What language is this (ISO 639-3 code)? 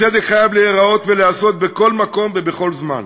heb